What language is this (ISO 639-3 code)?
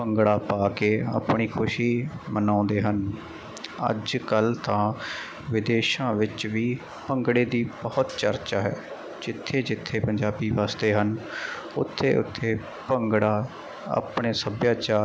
pan